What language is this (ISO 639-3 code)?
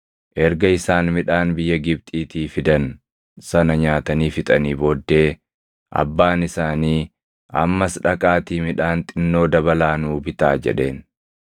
orm